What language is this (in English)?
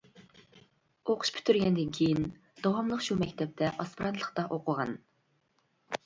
Uyghur